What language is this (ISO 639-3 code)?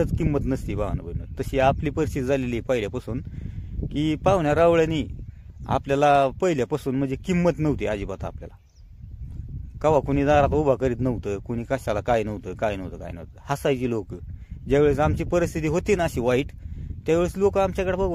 ron